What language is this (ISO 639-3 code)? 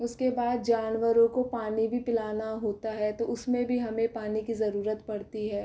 hin